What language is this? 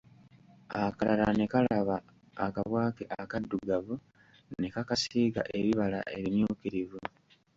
Ganda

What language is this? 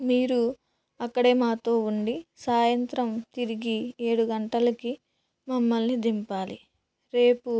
Telugu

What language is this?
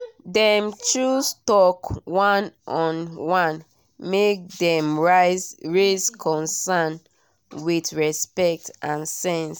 Nigerian Pidgin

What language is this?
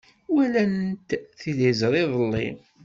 Kabyle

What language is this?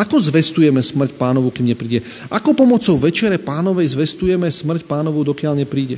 Slovak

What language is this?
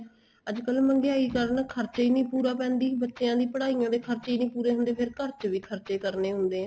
Punjabi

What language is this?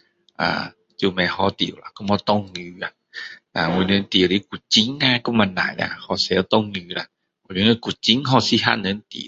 Min Dong Chinese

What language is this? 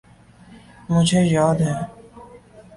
Urdu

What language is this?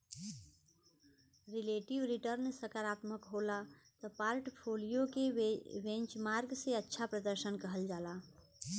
Bhojpuri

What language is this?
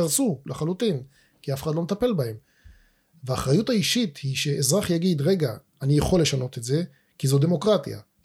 Hebrew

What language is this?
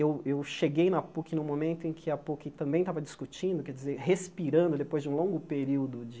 Portuguese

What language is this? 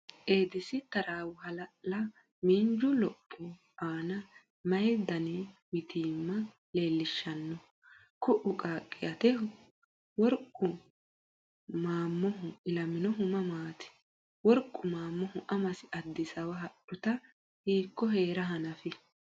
Sidamo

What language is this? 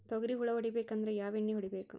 Kannada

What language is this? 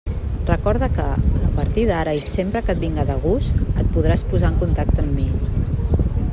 Catalan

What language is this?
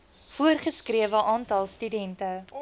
Afrikaans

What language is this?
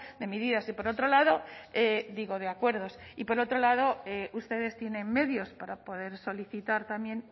Spanish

